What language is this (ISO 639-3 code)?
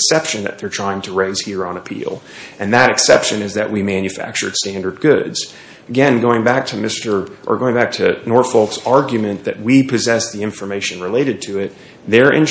eng